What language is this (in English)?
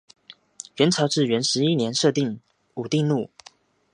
Chinese